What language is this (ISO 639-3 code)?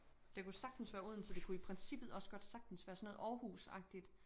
dan